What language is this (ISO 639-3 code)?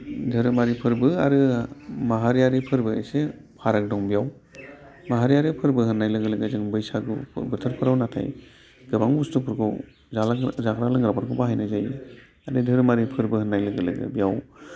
brx